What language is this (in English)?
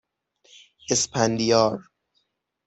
Persian